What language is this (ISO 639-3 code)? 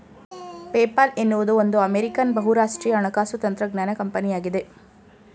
kan